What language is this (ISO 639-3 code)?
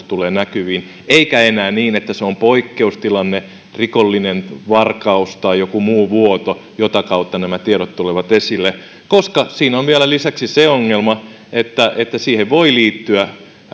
fin